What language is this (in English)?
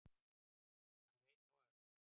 Icelandic